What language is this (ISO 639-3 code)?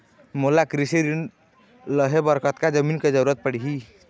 hne